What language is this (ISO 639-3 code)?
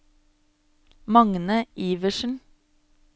nor